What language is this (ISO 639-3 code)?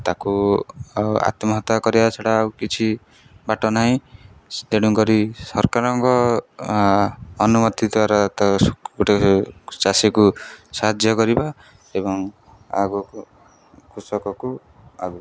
ori